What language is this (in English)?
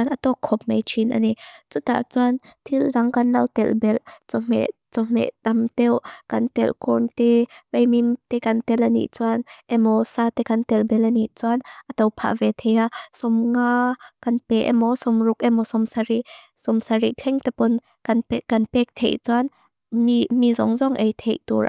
Mizo